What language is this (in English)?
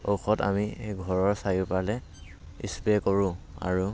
Assamese